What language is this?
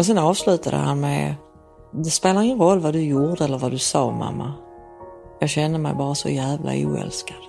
Swedish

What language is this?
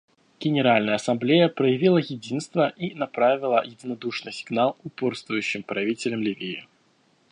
Russian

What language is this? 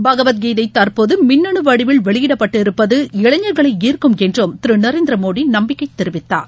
Tamil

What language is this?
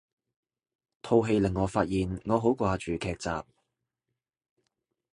Cantonese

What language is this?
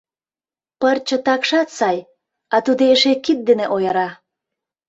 Mari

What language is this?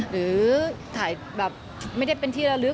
Thai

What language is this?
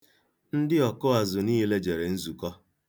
Igbo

